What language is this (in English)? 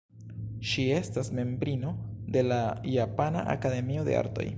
Esperanto